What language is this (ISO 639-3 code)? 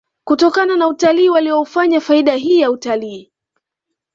swa